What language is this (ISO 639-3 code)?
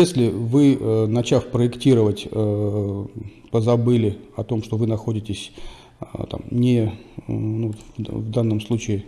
rus